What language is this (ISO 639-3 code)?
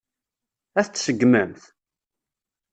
kab